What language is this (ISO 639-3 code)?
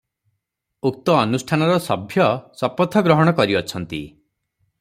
ori